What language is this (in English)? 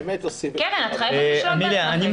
Hebrew